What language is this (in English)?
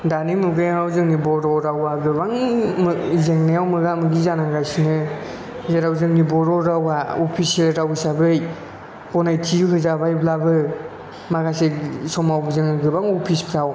Bodo